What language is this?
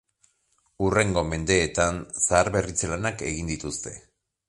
Basque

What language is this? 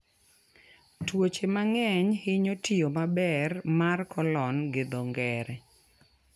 Luo (Kenya and Tanzania)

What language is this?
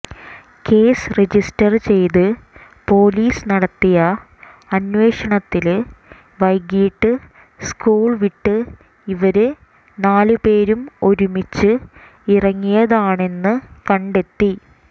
Malayalam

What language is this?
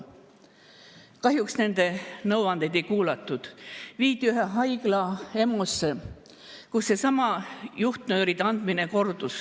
Estonian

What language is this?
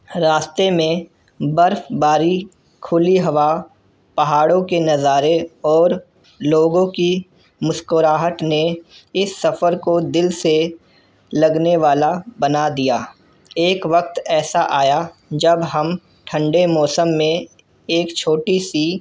Urdu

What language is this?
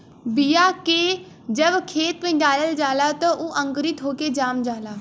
Bhojpuri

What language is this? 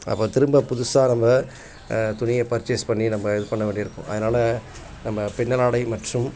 Tamil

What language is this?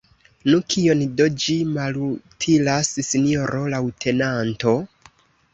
Esperanto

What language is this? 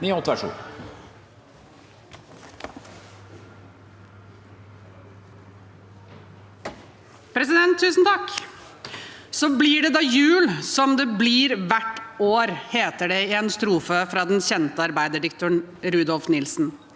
Norwegian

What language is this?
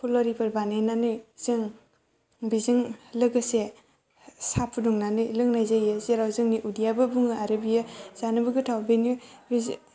Bodo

